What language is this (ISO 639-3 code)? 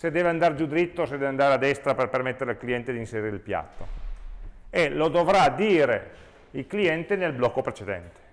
ita